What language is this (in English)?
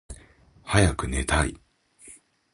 Japanese